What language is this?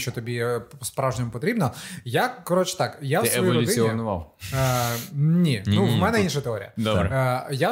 Ukrainian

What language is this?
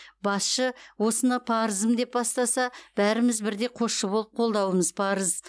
Kazakh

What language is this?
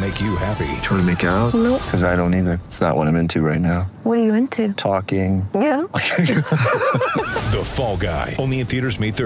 English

